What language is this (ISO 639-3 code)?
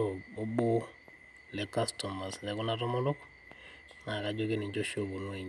mas